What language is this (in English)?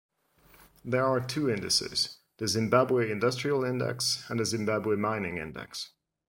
English